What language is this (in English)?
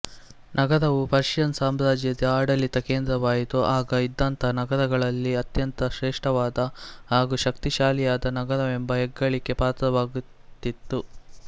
Kannada